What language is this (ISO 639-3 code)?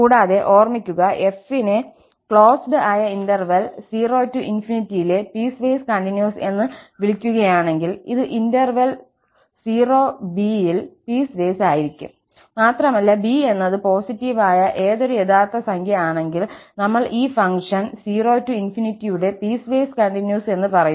mal